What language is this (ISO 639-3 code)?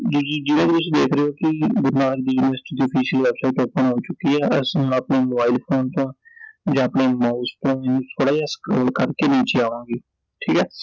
pan